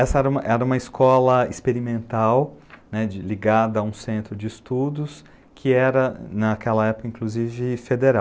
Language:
Portuguese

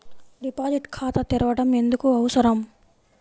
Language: Telugu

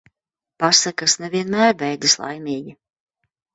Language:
Latvian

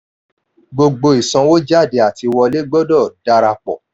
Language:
Yoruba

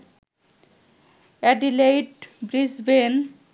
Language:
Bangla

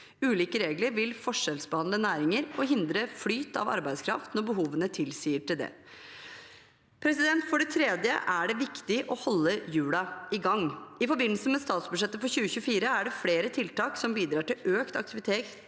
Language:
Norwegian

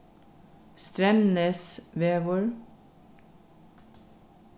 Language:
Faroese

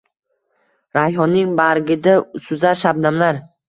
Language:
Uzbek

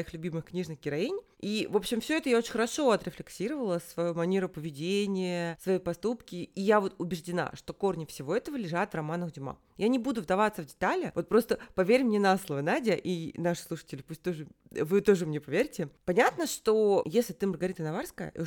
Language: Russian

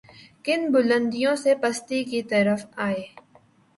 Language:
Urdu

